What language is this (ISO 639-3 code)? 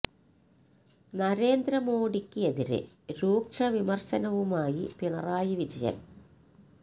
mal